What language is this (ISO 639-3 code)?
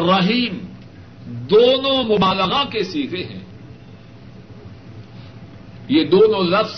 urd